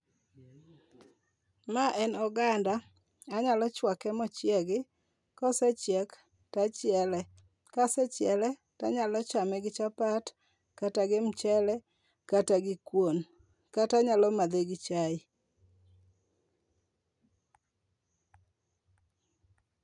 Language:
Luo (Kenya and Tanzania)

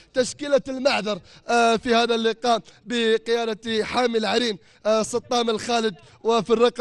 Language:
Arabic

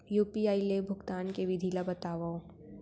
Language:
Chhattisgarhi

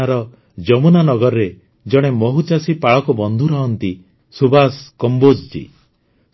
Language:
Odia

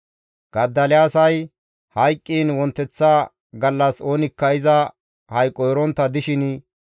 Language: Gamo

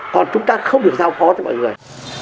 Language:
Vietnamese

